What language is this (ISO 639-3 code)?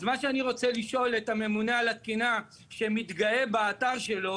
heb